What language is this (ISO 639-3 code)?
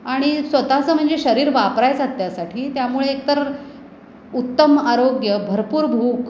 mar